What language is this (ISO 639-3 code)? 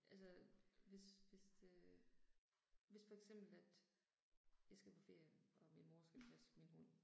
dan